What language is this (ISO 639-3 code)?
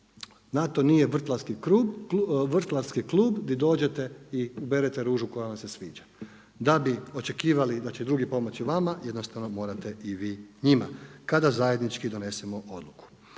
hrv